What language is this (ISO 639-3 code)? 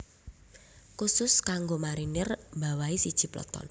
jav